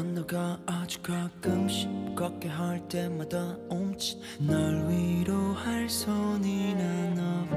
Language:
Korean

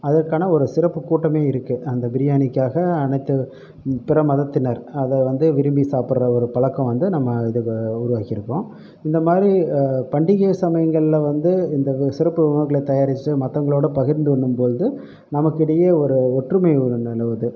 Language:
Tamil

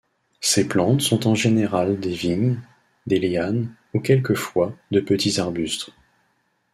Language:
French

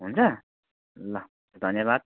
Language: Nepali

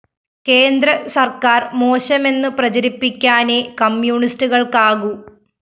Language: Malayalam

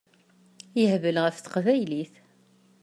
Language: Kabyle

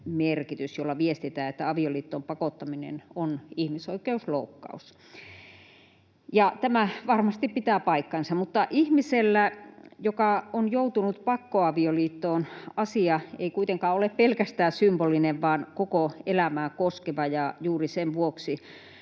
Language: Finnish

